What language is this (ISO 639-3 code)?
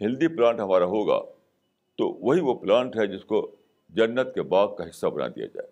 urd